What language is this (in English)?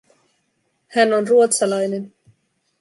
Finnish